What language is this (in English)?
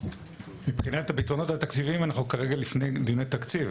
Hebrew